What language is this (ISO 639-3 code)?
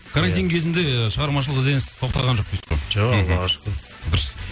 kaz